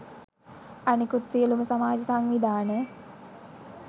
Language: Sinhala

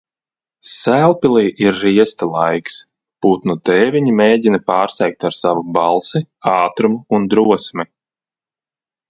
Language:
Latvian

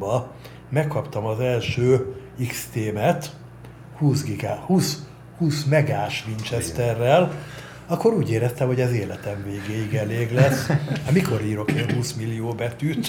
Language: Hungarian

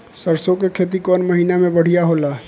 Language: Bhojpuri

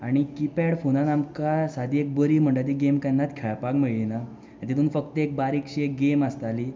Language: Konkani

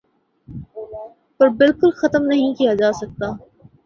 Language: Urdu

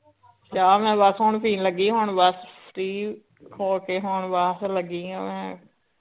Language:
Punjabi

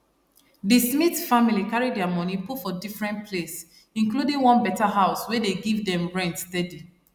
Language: Nigerian Pidgin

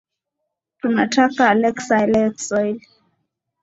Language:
Swahili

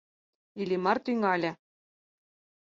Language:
Mari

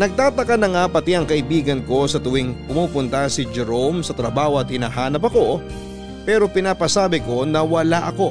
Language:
Filipino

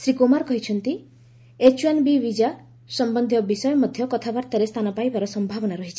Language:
Odia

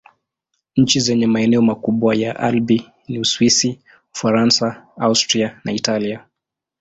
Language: Swahili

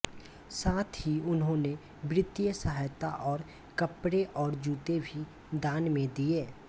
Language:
Hindi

